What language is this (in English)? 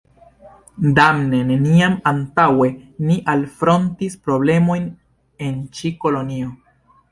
Esperanto